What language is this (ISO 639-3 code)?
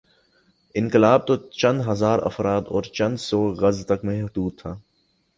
urd